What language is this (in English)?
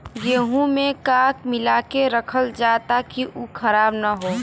Bhojpuri